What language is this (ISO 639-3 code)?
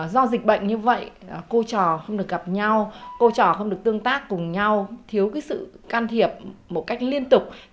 vie